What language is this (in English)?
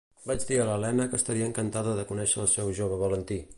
Catalan